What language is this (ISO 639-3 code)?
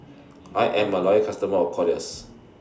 eng